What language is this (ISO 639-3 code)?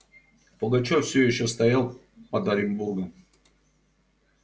rus